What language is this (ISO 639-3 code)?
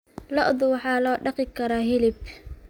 som